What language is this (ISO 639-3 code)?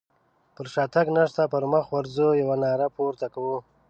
pus